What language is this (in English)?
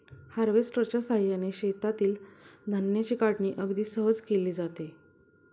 Marathi